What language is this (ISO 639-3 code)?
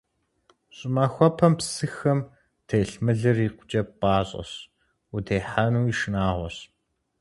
kbd